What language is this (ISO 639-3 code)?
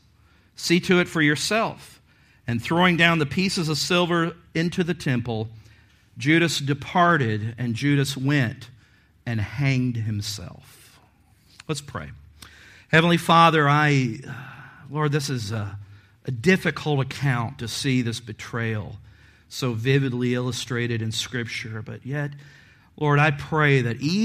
eng